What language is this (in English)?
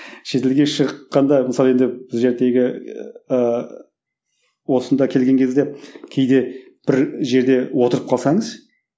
Kazakh